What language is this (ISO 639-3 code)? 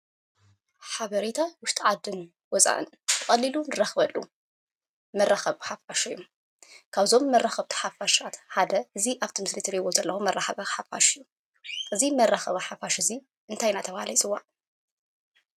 tir